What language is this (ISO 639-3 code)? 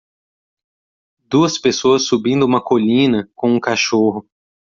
por